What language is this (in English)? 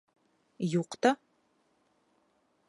Bashkir